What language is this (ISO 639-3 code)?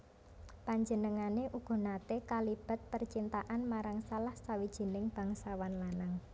jav